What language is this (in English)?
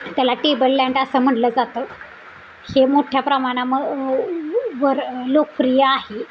Marathi